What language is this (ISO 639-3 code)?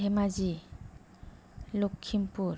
brx